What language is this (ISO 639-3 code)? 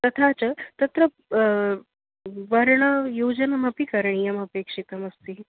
san